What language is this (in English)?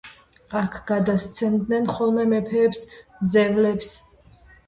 Georgian